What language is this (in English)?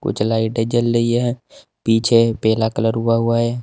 Hindi